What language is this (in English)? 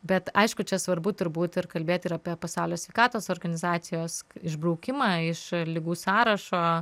Lithuanian